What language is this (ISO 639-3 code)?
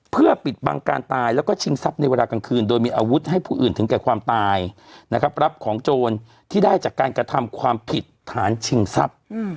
tha